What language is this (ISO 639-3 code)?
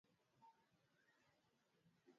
swa